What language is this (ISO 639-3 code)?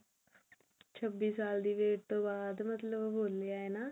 pan